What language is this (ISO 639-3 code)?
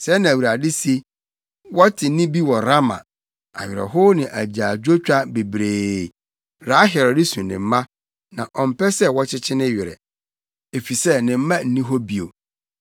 aka